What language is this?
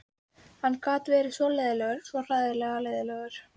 Icelandic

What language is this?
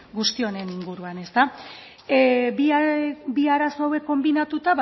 Basque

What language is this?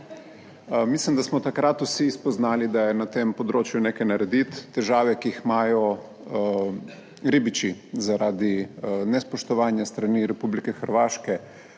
Slovenian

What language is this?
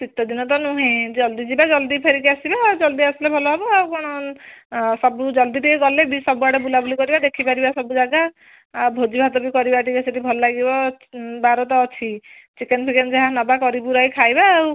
Odia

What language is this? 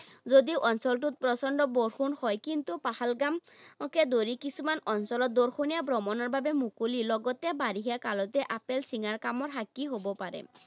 Assamese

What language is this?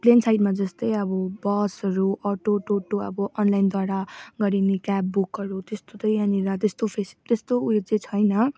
Nepali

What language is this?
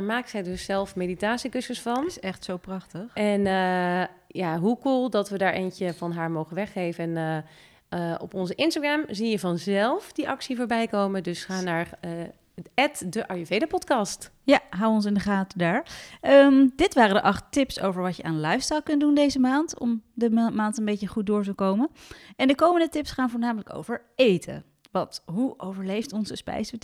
Dutch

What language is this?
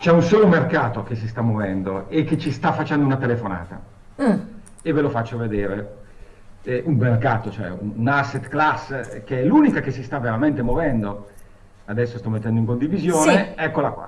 Italian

